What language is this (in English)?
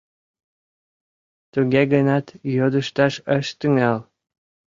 Mari